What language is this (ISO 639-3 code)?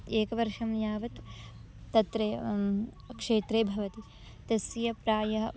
san